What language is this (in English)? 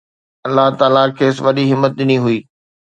Sindhi